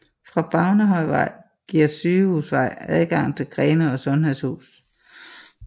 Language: Danish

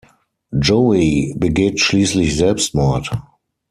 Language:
German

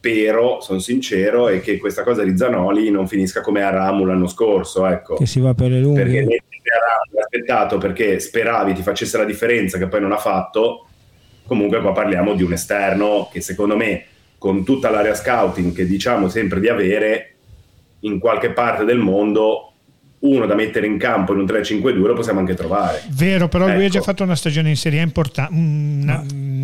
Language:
Italian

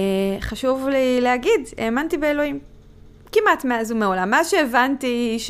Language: Hebrew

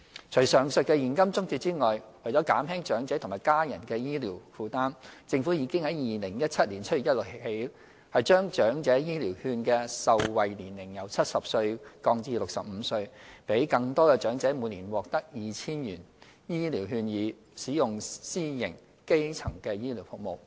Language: Cantonese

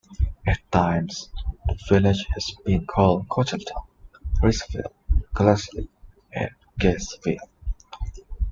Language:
English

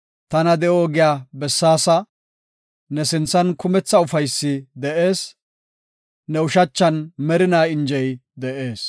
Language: Gofa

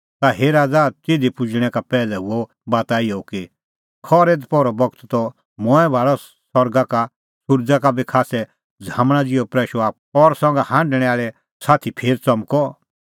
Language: Kullu Pahari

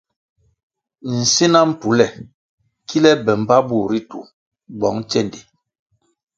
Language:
Kwasio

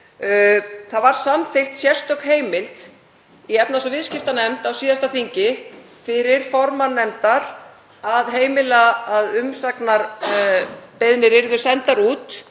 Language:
Icelandic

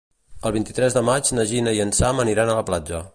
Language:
Catalan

